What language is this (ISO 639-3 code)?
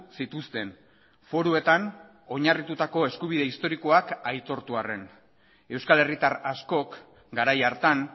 eus